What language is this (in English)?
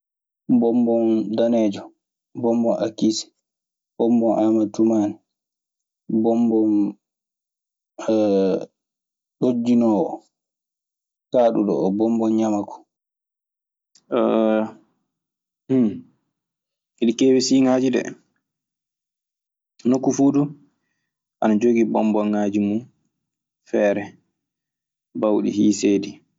Maasina Fulfulde